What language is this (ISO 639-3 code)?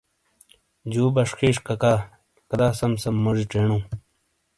scl